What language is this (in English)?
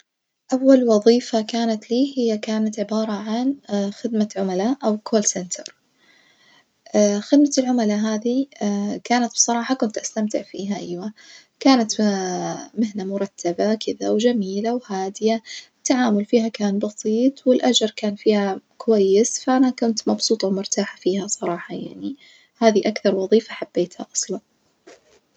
Najdi Arabic